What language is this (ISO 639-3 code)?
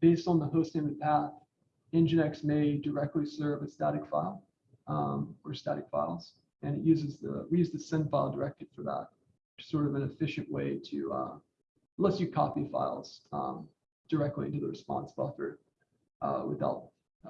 eng